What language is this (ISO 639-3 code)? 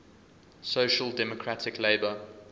eng